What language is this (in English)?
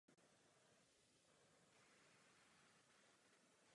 Czech